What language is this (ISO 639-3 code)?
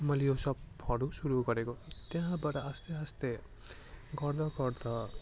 nep